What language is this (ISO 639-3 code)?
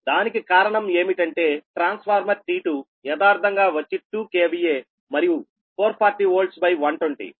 tel